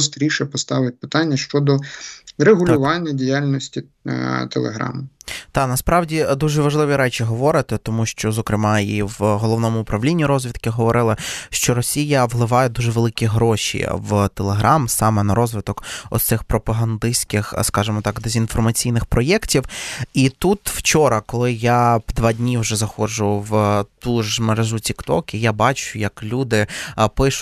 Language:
Ukrainian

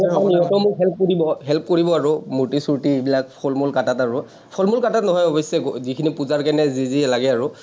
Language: Assamese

